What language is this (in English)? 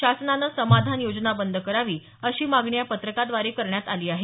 Marathi